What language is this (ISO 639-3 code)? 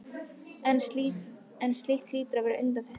isl